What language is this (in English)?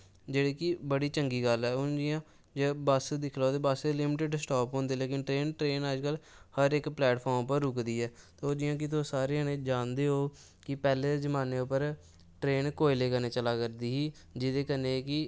Dogri